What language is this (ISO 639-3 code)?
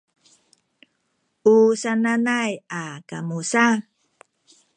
szy